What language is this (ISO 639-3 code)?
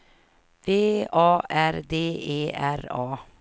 swe